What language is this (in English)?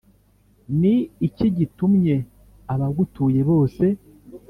Kinyarwanda